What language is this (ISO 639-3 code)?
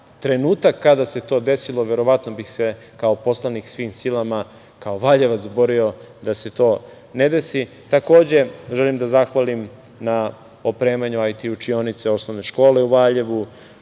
srp